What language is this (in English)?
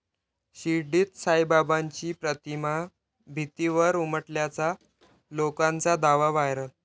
Marathi